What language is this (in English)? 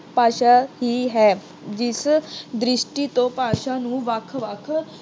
Punjabi